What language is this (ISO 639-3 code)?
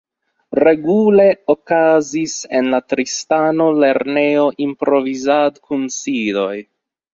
epo